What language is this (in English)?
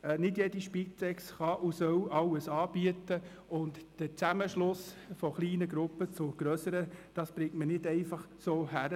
Swiss German